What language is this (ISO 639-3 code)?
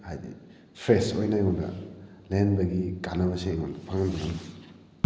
mni